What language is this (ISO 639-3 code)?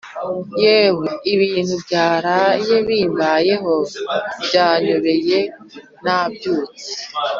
kin